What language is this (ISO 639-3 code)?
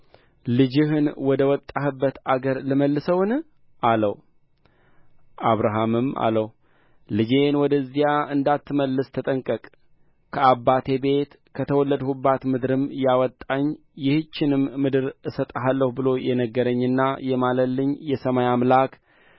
amh